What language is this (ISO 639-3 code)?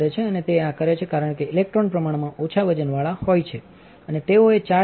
guj